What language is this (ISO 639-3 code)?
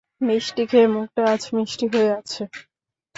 ben